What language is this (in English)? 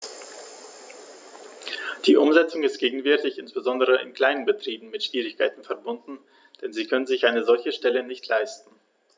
German